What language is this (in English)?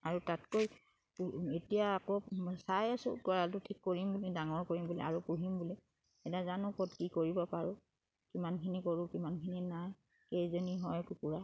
Assamese